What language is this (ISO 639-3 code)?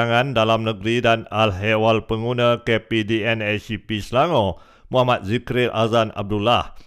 msa